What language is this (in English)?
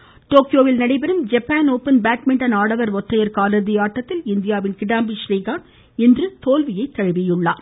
Tamil